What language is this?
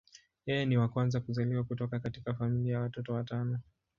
Swahili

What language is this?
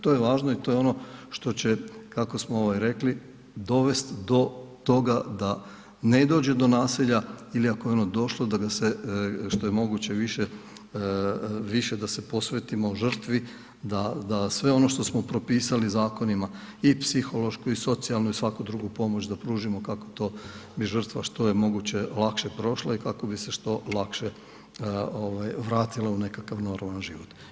Croatian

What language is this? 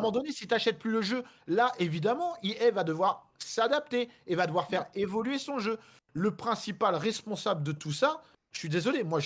French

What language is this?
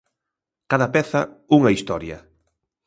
Galician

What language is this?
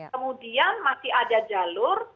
Indonesian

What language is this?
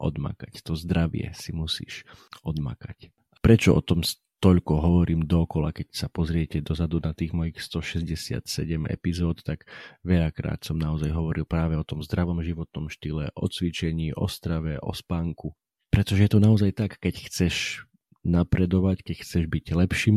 Slovak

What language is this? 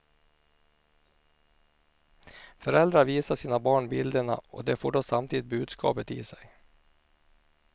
Swedish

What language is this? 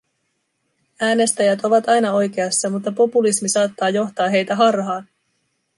Finnish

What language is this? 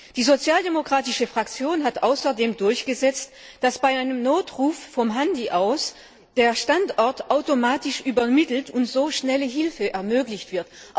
German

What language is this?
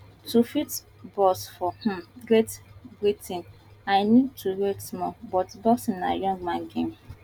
Nigerian Pidgin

